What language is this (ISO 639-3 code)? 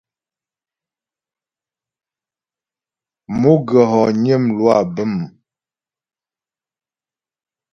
bbj